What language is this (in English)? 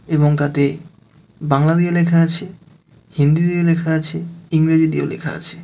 Bangla